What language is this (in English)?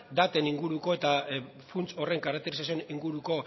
Basque